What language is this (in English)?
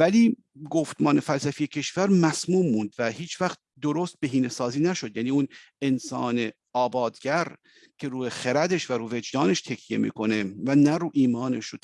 Persian